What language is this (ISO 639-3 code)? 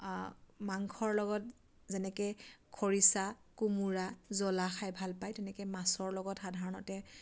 asm